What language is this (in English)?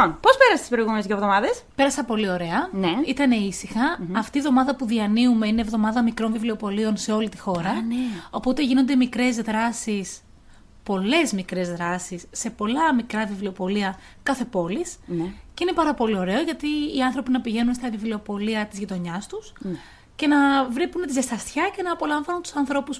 Greek